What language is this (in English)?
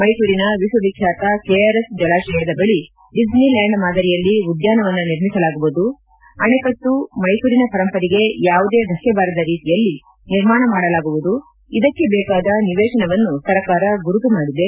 Kannada